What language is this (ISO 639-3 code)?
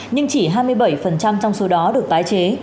vie